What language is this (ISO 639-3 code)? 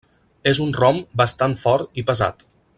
cat